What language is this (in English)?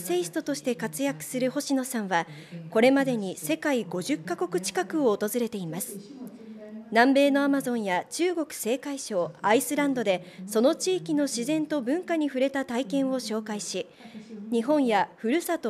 Japanese